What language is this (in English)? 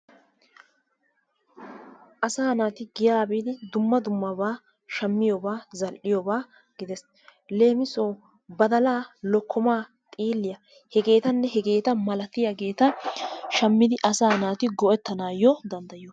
Wolaytta